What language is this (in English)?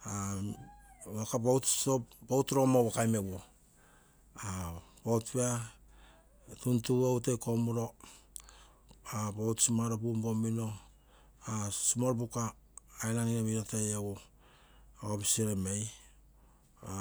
Terei